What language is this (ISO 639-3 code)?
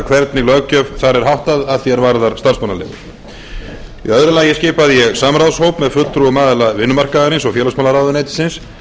isl